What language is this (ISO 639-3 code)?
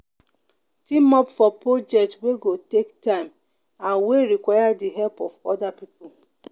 pcm